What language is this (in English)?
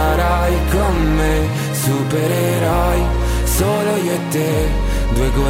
Italian